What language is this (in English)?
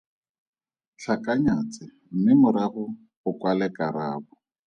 Tswana